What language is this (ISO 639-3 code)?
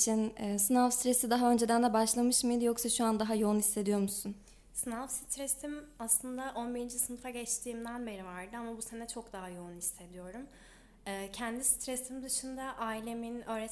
tur